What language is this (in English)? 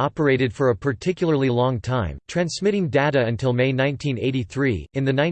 English